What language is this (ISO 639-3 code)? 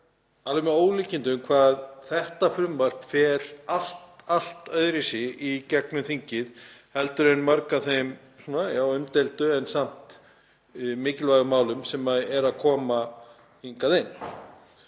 isl